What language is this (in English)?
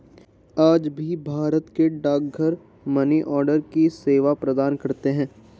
Hindi